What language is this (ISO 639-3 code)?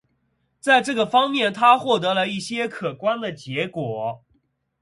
zho